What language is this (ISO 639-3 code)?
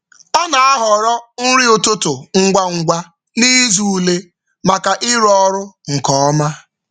ibo